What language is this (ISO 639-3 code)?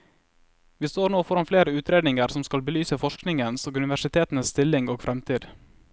nor